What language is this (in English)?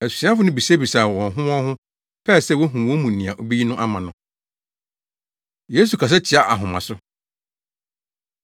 Akan